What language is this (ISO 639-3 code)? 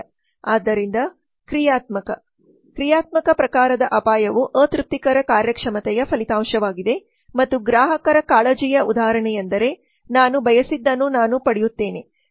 kan